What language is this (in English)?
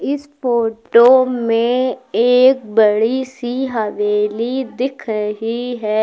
Hindi